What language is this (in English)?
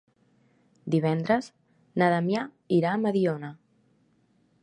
Catalan